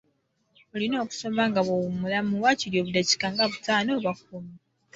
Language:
Ganda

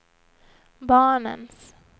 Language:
Swedish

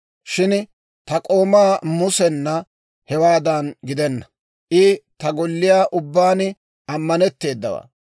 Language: Dawro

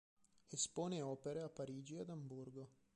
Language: Italian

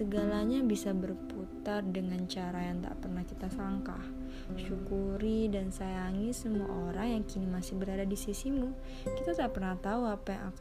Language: Indonesian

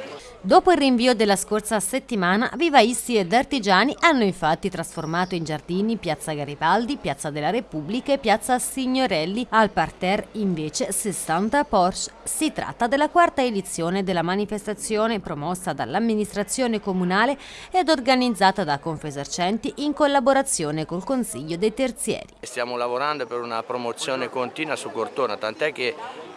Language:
Italian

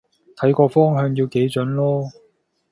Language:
Cantonese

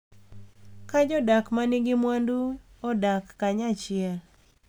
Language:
Luo (Kenya and Tanzania)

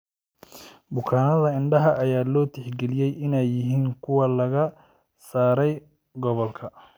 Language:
Somali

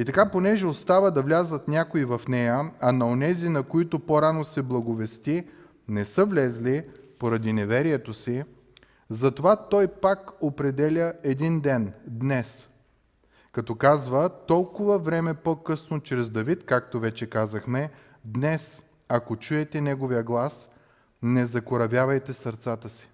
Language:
Bulgarian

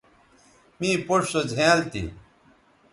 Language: Bateri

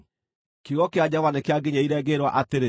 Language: Kikuyu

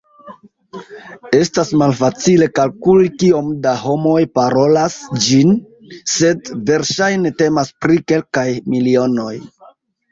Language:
Esperanto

